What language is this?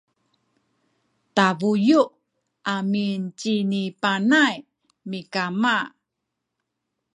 Sakizaya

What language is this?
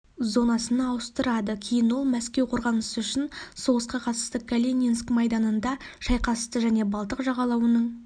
Kazakh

